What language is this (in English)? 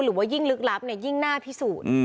Thai